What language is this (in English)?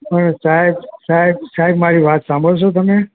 Gujarati